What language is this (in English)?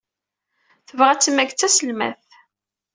Kabyle